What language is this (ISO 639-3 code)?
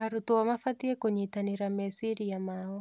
kik